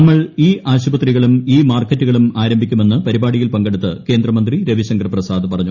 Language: Malayalam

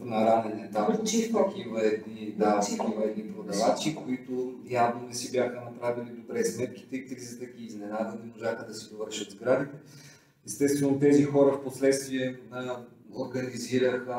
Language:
Bulgarian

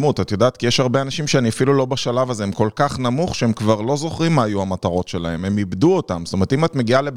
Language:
Hebrew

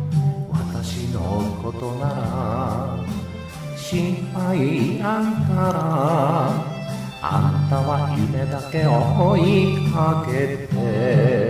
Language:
Korean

